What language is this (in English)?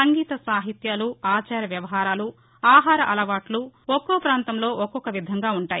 Telugu